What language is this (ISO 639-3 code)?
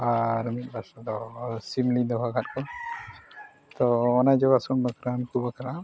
sat